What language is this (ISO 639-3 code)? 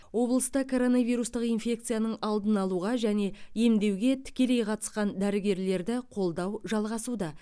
kaz